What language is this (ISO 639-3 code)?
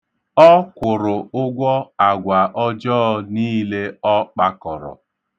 ibo